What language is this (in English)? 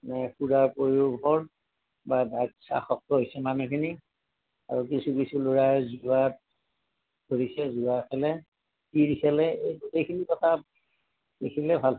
Assamese